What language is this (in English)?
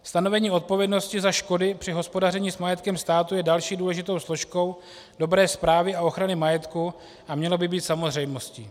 Czech